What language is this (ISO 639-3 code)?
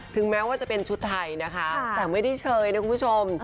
tha